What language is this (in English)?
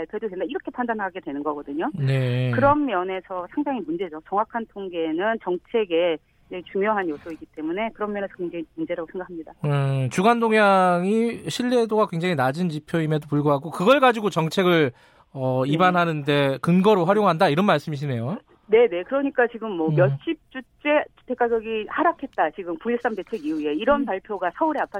Korean